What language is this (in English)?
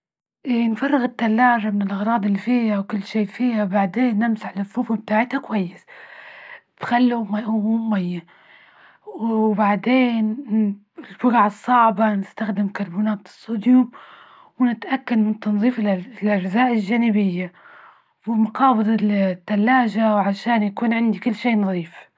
Libyan Arabic